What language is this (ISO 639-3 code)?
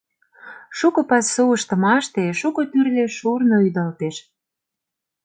chm